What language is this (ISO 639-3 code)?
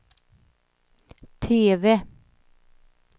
swe